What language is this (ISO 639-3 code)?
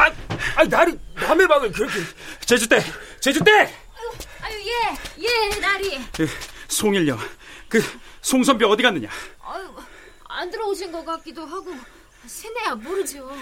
kor